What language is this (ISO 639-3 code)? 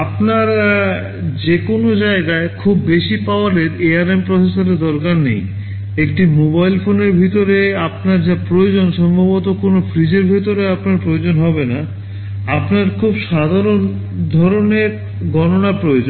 ben